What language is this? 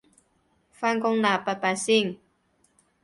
Cantonese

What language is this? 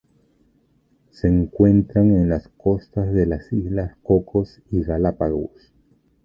Spanish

